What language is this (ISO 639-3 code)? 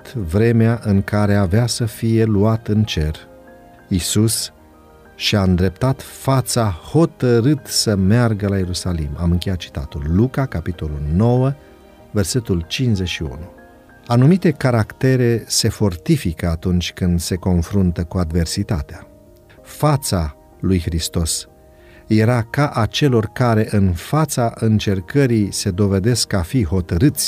ron